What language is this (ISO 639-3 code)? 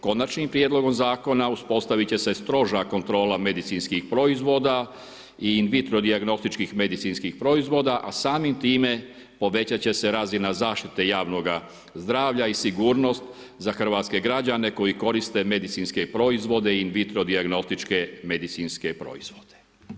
hrv